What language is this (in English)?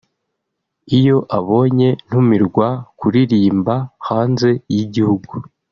Kinyarwanda